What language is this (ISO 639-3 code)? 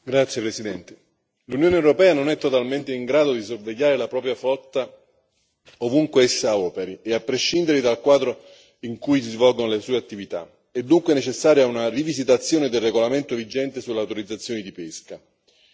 ita